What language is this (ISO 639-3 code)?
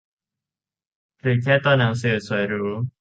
tha